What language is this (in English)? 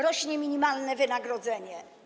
Polish